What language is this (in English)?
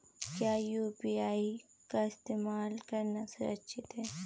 Hindi